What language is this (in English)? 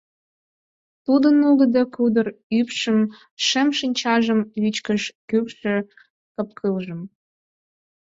Mari